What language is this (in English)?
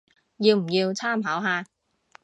Cantonese